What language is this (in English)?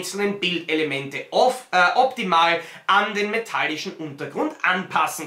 German